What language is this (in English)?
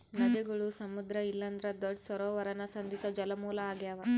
Kannada